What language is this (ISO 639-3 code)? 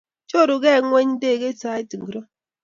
kln